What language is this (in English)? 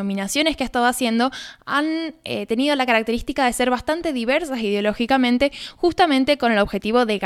Spanish